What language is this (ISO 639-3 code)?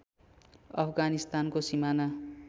nep